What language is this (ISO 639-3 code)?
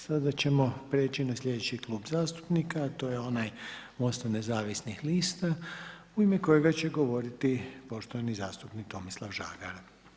hrv